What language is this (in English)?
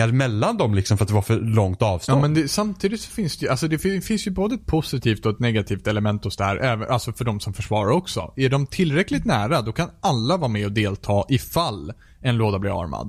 Swedish